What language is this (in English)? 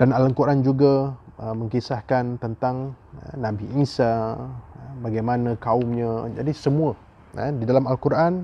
Malay